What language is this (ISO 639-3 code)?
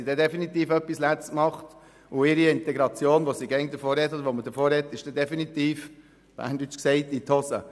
gsw